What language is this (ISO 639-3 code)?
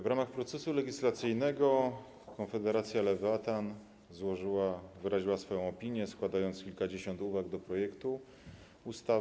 pol